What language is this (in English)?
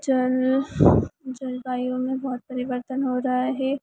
Hindi